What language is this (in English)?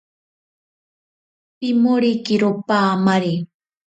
Ashéninka Perené